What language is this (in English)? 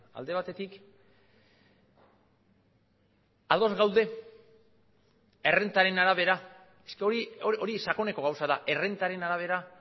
Basque